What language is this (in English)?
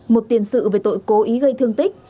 Vietnamese